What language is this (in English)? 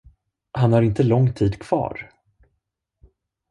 Swedish